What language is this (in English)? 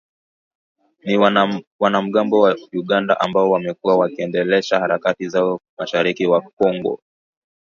Swahili